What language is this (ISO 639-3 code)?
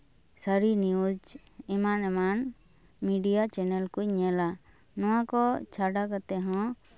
sat